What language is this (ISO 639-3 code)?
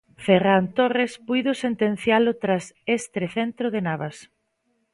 glg